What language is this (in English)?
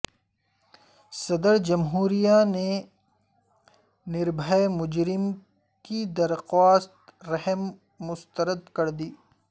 Urdu